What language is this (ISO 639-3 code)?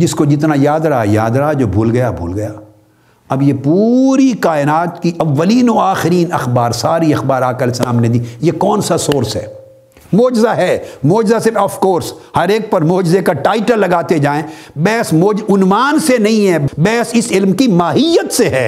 urd